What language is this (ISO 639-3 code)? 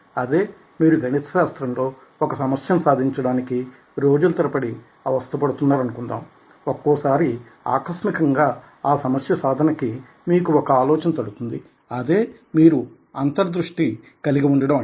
tel